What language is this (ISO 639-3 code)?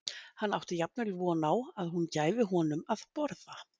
isl